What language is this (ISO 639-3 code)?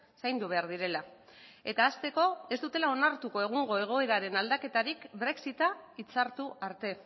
eus